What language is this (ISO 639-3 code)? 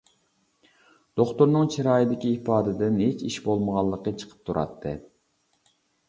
uig